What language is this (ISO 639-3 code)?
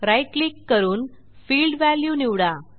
mar